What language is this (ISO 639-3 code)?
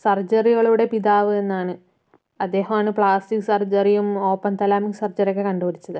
mal